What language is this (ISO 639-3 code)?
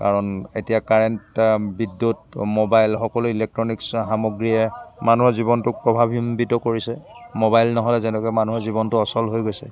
asm